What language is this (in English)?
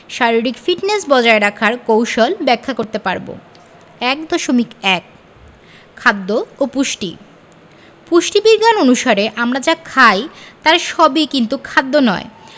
Bangla